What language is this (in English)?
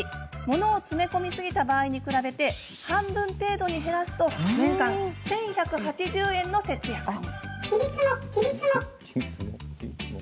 Japanese